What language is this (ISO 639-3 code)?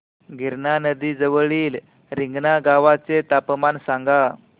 mar